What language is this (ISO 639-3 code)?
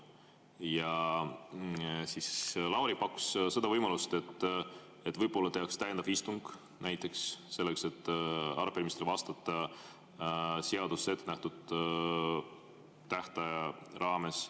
est